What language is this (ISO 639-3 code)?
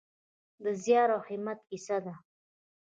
pus